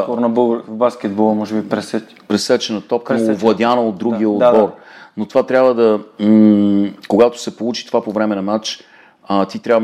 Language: Bulgarian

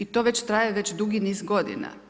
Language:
Croatian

